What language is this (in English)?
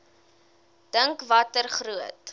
Afrikaans